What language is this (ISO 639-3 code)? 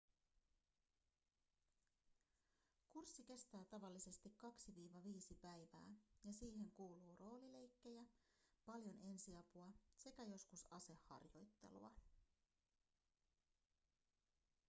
fin